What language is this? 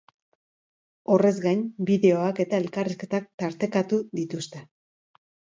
Basque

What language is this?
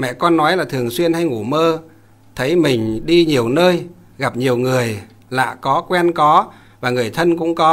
Vietnamese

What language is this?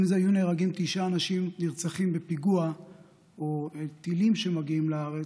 Hebrew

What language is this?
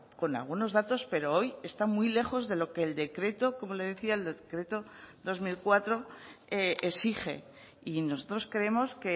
Spanish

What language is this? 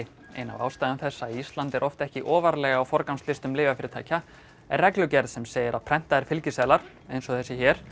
Icelandic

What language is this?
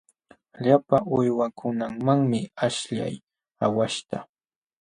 Jauja Wanca Quechua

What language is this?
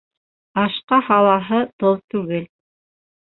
Bashkir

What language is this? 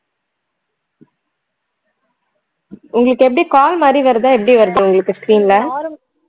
Tamil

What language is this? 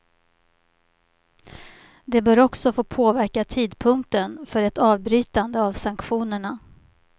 Swedish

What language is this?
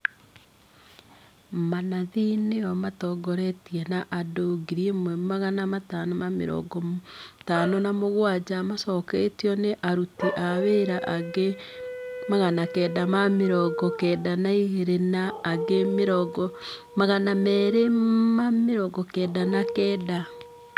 Kikuyu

